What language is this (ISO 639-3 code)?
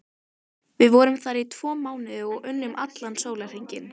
isl